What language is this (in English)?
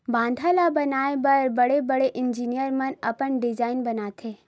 Chhattisgarhi